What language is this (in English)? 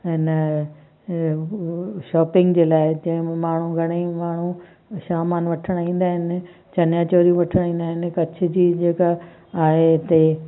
Sindhi